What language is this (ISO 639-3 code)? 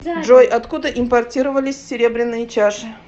rus